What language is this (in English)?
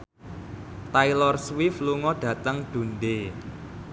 Javanese